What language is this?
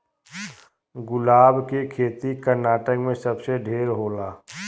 Bhojpuri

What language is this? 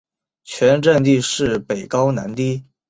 Chinese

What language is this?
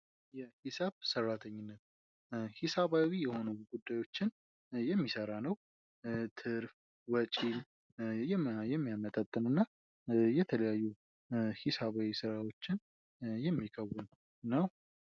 Amharic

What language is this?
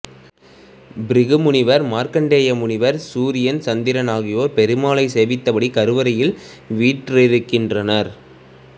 Tamil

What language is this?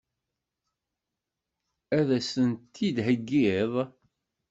Kabyle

